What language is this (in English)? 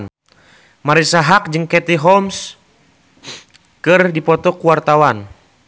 Sundanese